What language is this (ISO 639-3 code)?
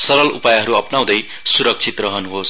nep